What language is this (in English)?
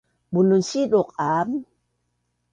Bunun